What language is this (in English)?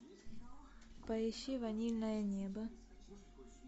Russian